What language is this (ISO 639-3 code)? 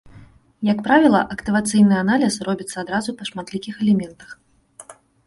bel